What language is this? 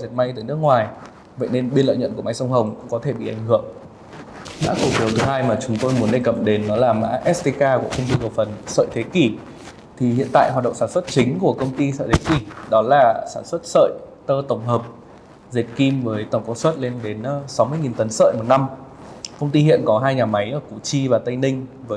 Vietnamese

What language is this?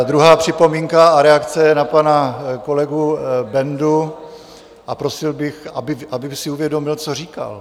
Czech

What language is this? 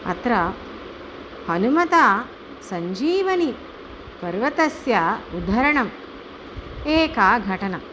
Sanskrit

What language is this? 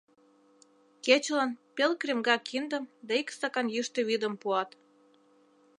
Mari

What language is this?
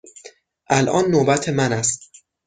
Persian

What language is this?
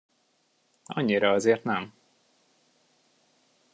Hungarian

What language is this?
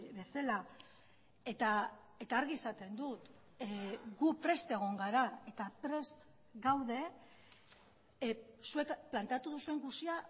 Basque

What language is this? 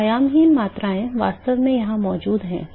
Hindi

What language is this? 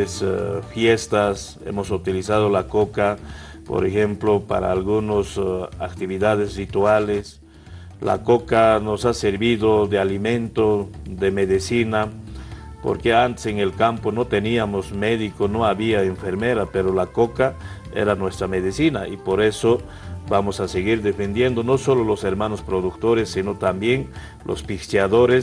Spanish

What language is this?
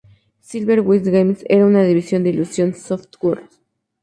Spanish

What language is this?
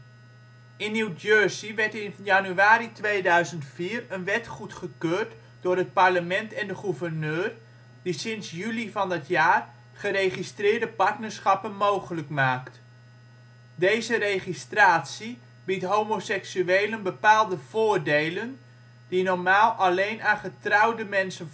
Dutch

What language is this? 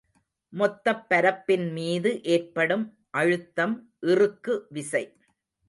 Tamil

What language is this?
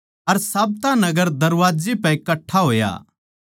Haryanvi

